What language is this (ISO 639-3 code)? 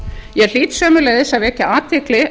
isl